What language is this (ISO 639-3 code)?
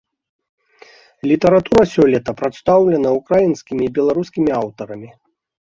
bel